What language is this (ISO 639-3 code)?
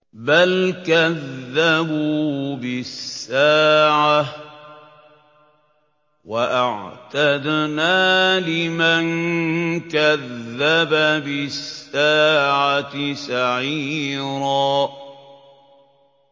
ara